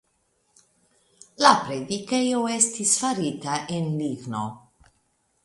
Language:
Esperanto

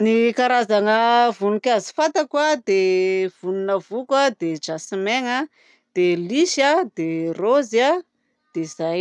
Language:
Southern Betsimisaraka Malagasy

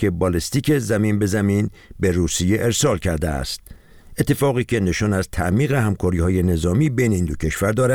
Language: Persian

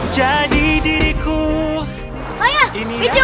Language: Indonesian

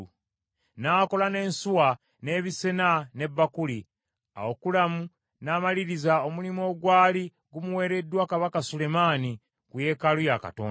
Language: Ganda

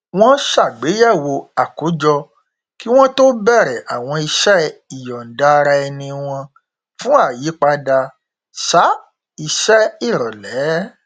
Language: Yoruba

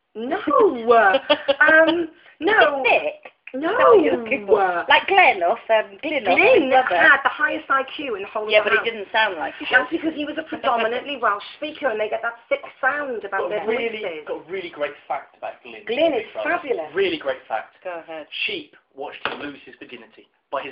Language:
English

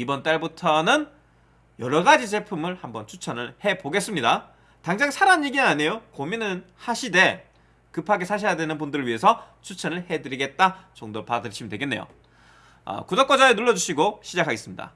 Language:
Korean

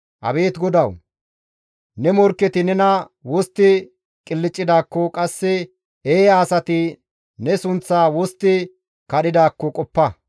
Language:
Gamo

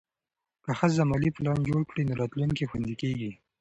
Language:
Pashto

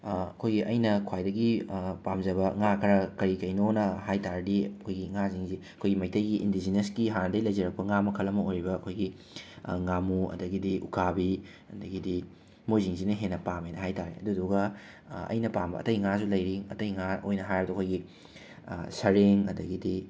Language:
Manipuri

